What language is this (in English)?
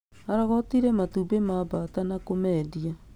Kikuyu